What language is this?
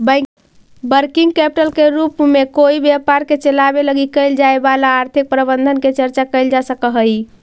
Magahi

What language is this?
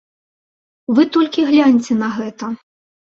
Belarusian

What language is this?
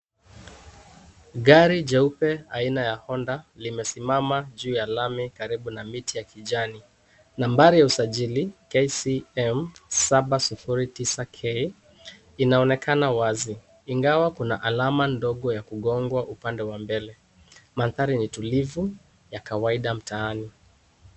Swahili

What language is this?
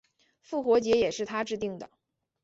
Chinese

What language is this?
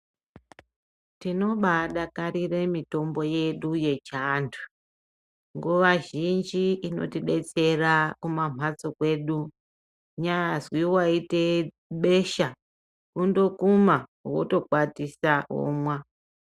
Ndau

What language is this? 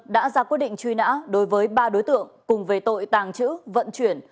Vietnamese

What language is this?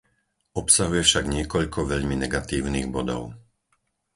Slovak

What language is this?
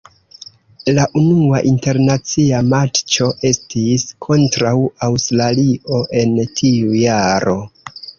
Esperanto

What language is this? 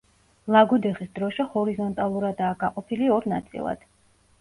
Georgian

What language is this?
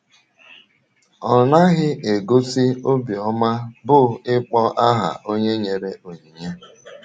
Igbo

